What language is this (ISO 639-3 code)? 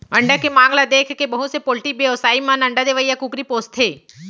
hne